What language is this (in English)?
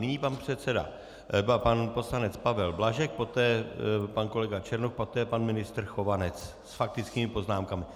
Czech